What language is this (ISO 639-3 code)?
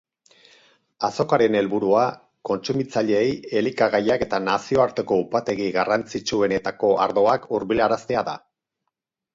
eus